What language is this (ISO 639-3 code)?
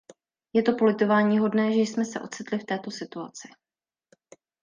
ces